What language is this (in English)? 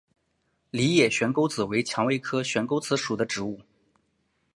Chinese